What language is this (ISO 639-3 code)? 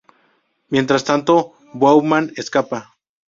spa